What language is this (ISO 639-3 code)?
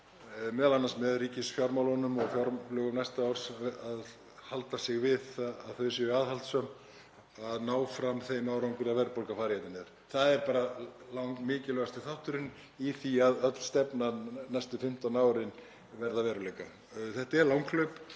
isl